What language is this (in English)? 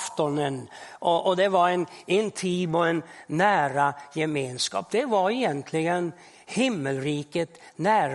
Swedish